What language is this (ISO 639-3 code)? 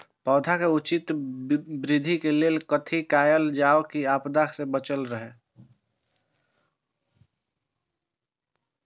mai